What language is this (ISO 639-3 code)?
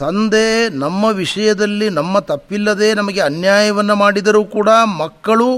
kan